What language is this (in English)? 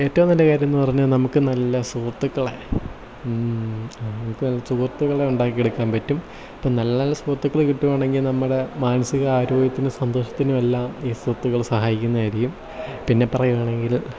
Malayalam